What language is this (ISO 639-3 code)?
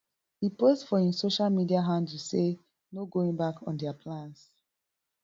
pcm